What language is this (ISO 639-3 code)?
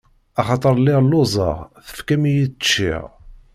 kab